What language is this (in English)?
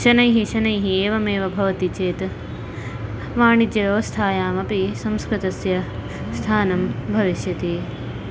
Sanskrit